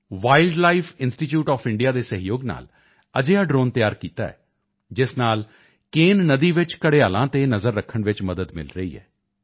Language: Punjabi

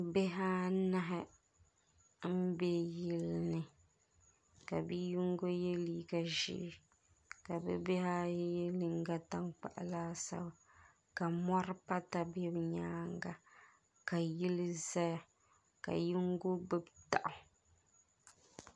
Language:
Dagbani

